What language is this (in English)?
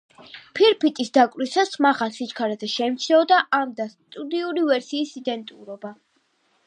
Georgian